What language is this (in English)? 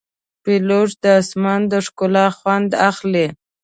Pashto